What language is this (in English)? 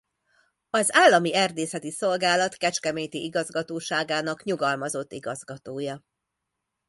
Hungarian